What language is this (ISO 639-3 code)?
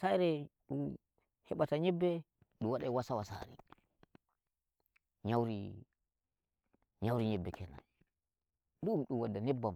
fuv